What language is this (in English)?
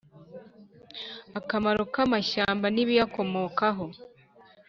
Kinyarwanda